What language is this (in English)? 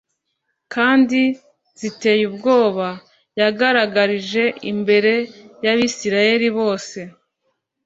Kinyarwanda